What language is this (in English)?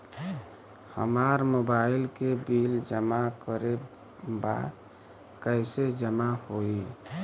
Bhojpuri